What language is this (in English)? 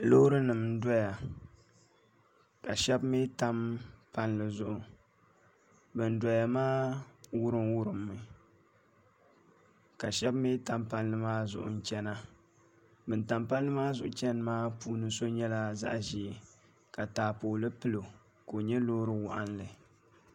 Dagbani